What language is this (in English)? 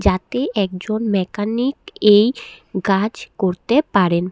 Bangla